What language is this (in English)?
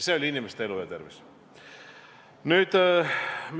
Estonian